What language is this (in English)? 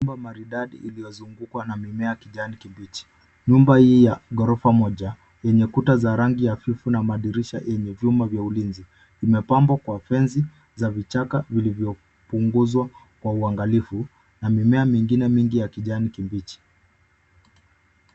Swahili